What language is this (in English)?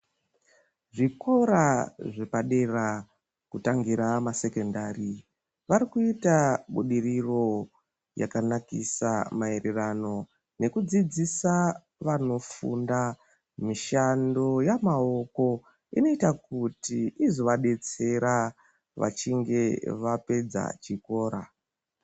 Ndau